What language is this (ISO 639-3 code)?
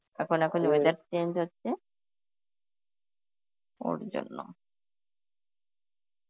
ben